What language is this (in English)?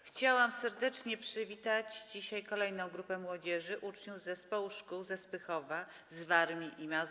Polish